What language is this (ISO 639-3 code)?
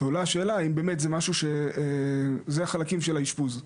heb